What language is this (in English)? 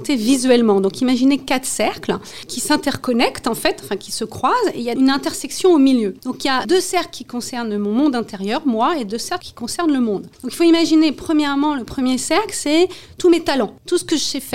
French